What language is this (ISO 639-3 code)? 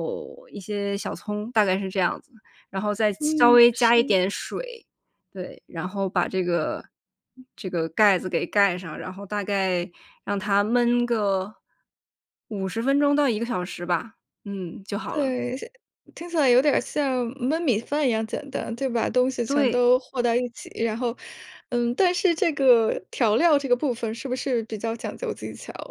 zho